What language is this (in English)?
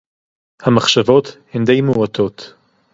Hebrew